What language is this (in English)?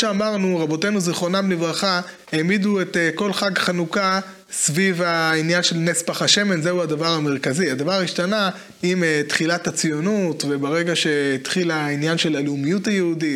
Hebrew